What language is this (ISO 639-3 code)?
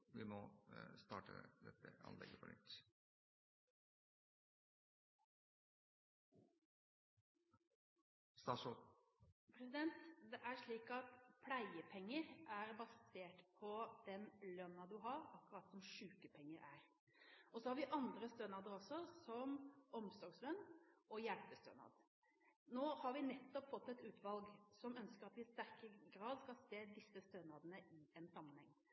nor